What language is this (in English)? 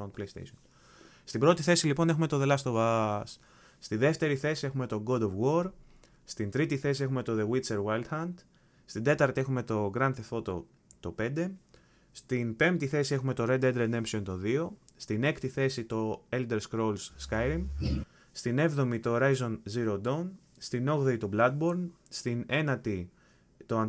Greek